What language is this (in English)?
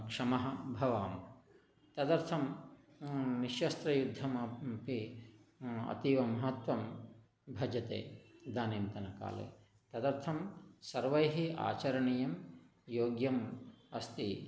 Sanskrit